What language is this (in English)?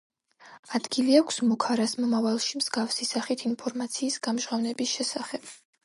Georgian